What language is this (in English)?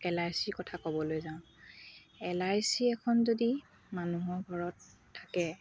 Assamese